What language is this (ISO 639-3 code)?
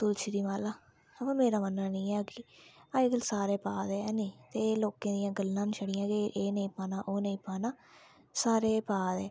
doi